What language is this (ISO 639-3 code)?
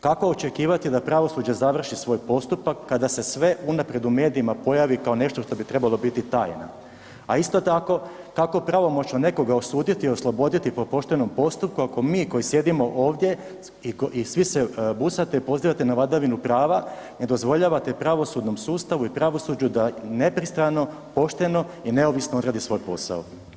hrv